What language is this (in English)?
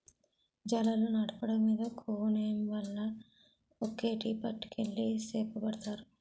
Telugu